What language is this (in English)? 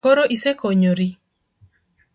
Luo (Kenya and Tanzania)